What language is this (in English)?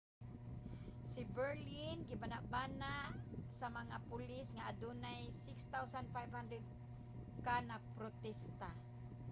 Cebuano